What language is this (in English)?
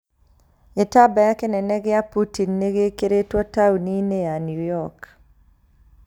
Kikuyu